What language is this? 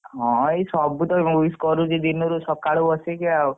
Odia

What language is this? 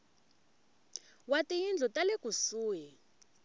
Tsonga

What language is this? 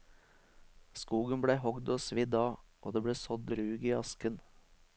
Norwegian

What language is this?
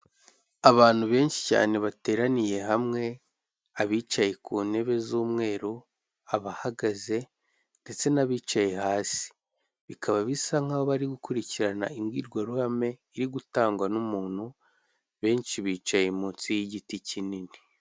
Kinyarwanda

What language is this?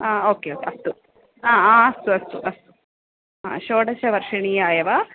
Sanskrit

